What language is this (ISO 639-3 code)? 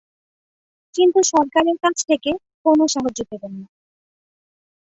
ben